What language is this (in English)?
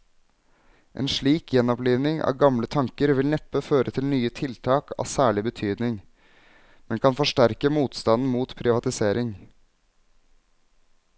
Norwegian